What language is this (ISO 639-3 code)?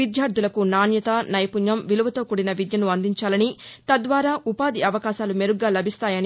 tel